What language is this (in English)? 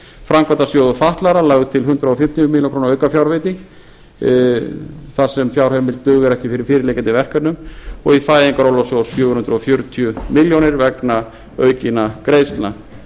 Icelandic